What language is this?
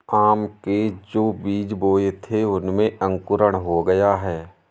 Hindi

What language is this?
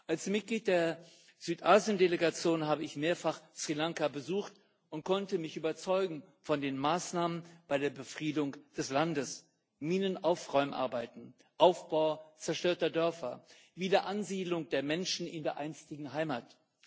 German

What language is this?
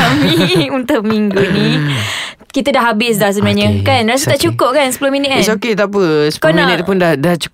Malay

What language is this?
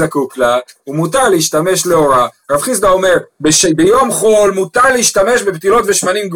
Hebrew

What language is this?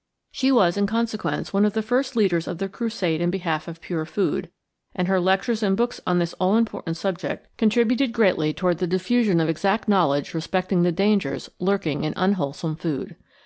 English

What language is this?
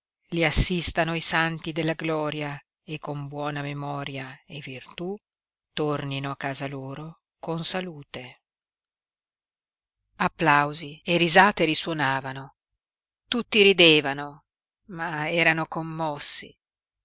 Italian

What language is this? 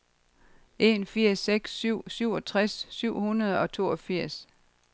Danish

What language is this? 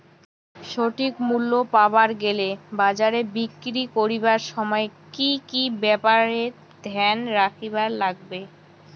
Bangla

